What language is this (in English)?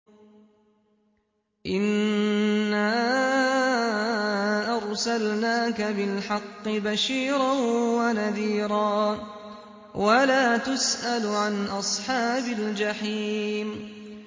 Arabic